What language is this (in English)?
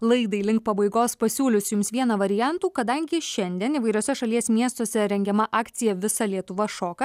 Lithuanian